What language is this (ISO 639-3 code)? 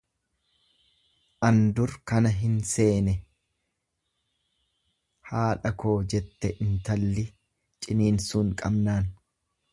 orm